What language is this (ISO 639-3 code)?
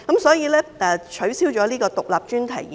yue